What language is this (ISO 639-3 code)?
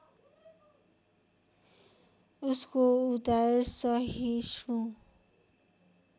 nep